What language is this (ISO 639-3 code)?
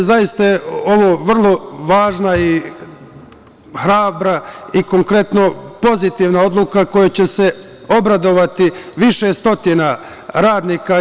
srp